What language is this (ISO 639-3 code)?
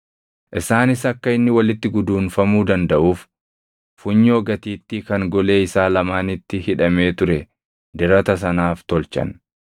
orm